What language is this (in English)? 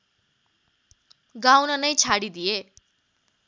Nepali